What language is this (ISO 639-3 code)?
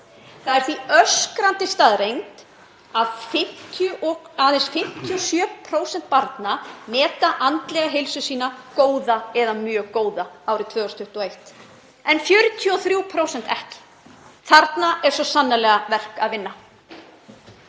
isl